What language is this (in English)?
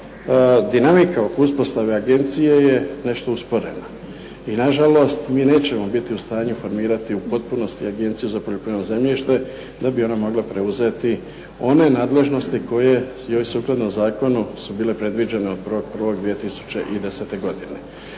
Croatian